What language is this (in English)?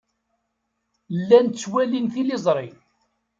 Kabyle